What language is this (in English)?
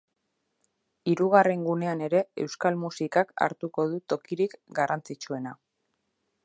Basque